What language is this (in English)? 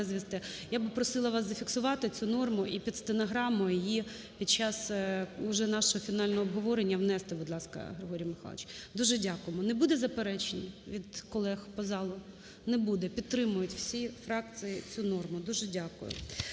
Ukrainian